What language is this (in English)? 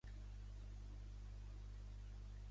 Catalan